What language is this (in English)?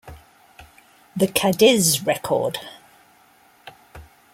English